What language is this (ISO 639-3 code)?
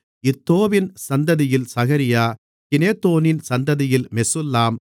tam